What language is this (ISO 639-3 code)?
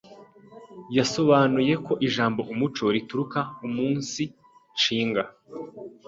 kin